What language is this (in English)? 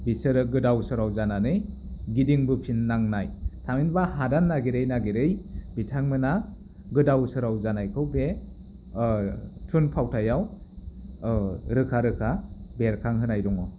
Bodo